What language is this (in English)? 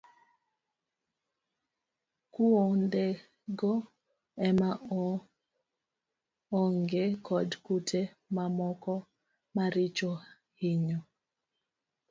Luo (Kenya and Tanzania)